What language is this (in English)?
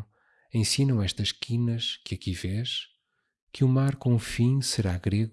Portuguese